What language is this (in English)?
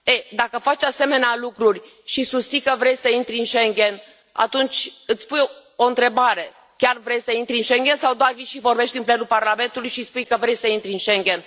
Romanian